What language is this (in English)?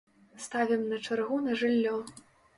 Belarusian